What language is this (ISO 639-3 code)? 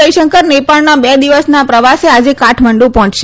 guj